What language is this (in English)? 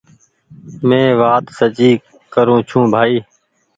Goaria